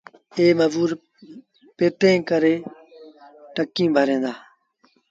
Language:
Sindhi Bhil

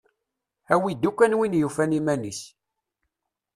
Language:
Kabyle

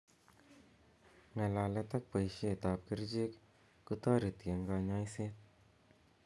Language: Kalenjin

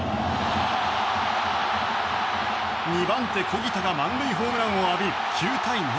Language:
Japanese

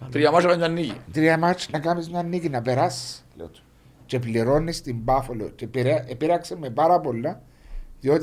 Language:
Greek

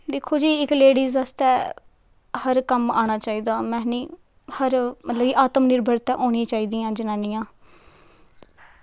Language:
Dogri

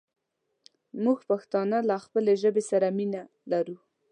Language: Pashto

